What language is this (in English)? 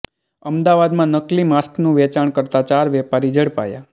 Gujarati